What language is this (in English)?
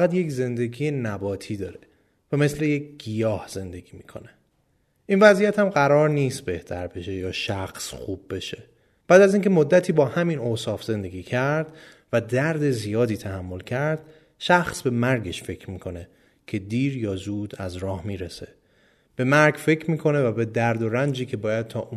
Persian